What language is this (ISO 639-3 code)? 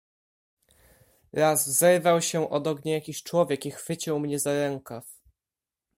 pol